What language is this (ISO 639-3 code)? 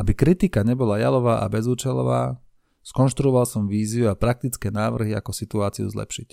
slk